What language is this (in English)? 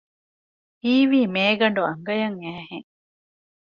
Divehi